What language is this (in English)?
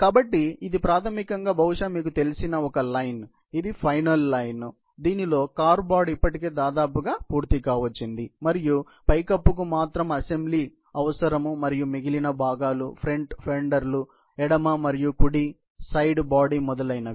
Telugu